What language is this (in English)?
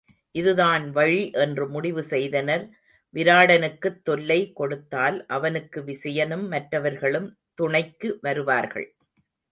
Tamil